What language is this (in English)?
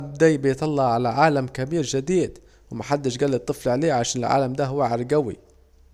Saidi Arabic